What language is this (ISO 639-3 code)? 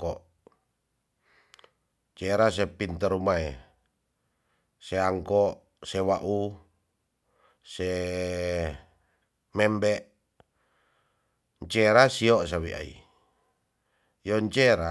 txs